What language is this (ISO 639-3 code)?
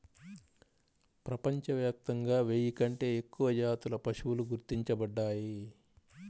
tel